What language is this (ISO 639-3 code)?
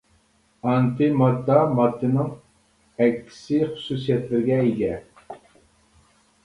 uig